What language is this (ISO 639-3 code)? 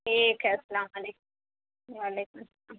urd